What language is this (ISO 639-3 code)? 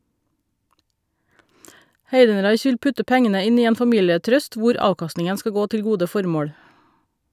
nor